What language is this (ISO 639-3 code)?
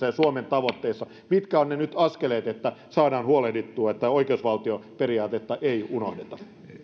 fin